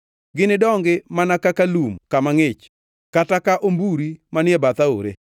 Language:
Luo (Kenya and Tanzania)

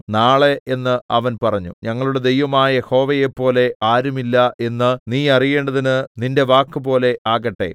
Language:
Malayalam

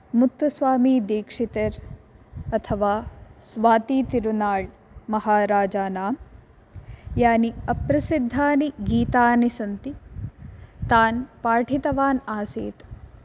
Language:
Sanskrit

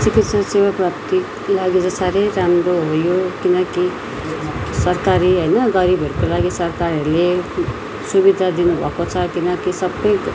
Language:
Nepali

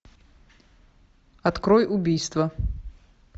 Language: Russian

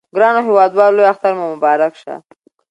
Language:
Pashto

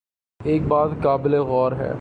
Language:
Urdu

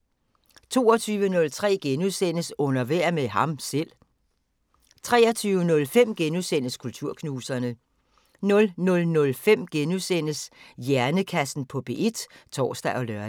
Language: Danish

